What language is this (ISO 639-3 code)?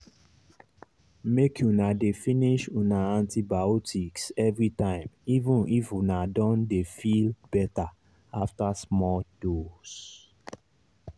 pcm